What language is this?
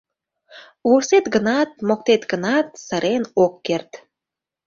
Mari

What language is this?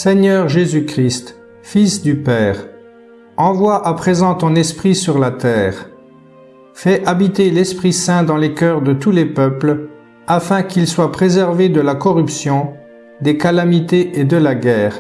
French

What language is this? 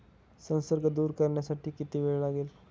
Marathi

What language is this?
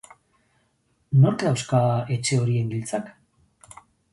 Basque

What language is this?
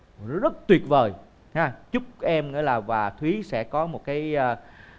Vietnamese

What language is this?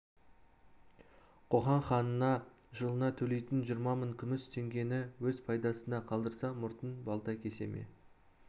Kazakh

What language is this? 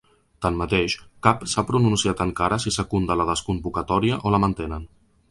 Catalan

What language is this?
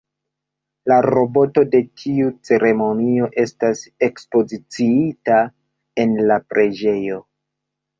Esperanto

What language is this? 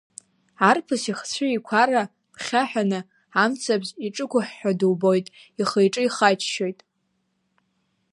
Abkhazian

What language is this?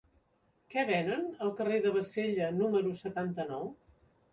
Catalan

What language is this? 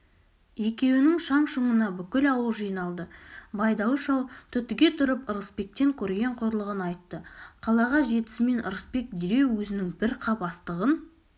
Kazakh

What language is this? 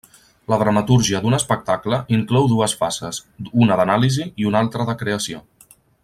Catalan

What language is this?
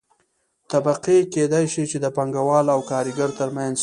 Pashto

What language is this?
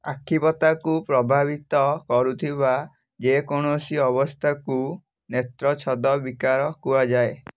Odia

